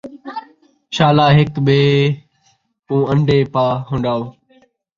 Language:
Saraiki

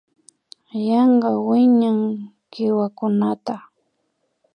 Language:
Imbabura Highland Quichua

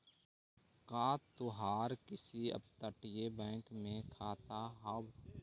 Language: Magahi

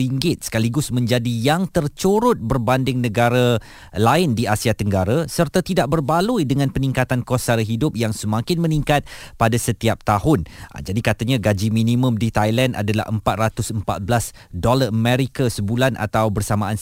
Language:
Malay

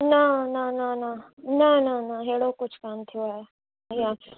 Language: Sindhi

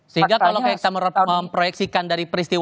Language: Indonesian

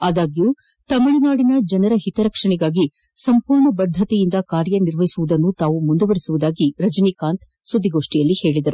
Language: Kannada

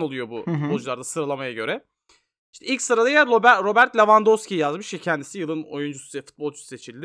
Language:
Turkish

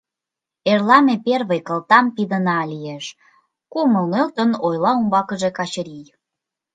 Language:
Mari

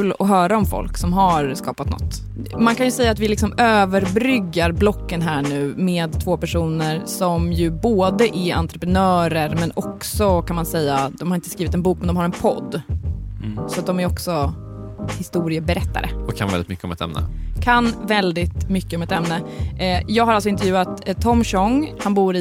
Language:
Swedish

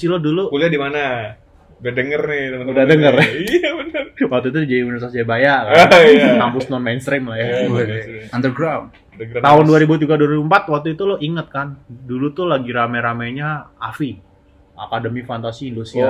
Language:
Indonesian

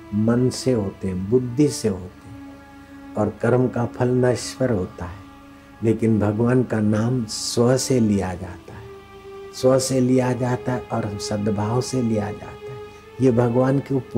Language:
Hindi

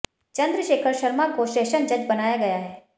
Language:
Hindi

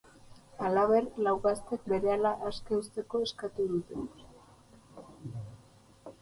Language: Basque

